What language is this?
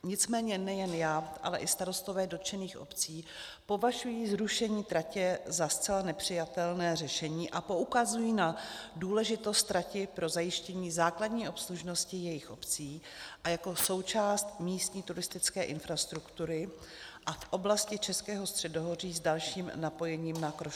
Czech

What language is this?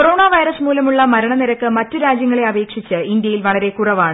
Malayalam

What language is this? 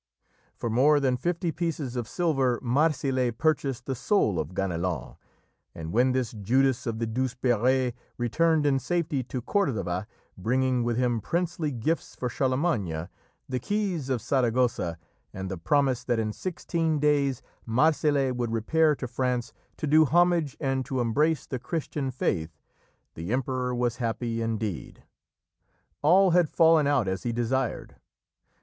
English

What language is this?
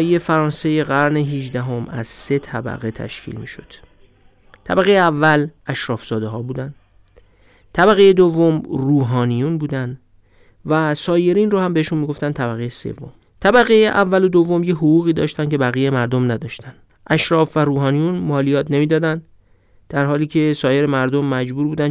Persian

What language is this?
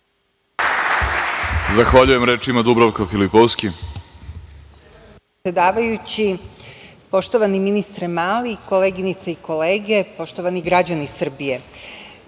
Serbian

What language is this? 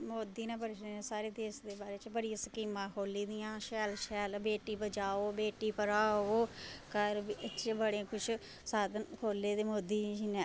Dogri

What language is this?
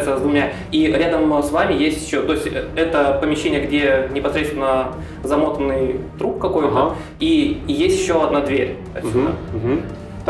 Russian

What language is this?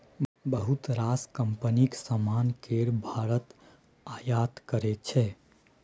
Maithili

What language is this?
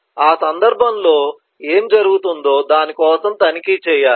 Telugu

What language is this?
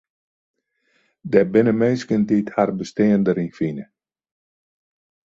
Western Frisian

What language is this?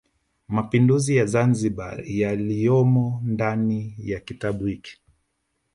Swahili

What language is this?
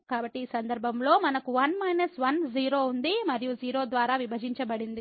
Telugu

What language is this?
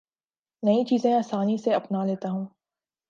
Urdu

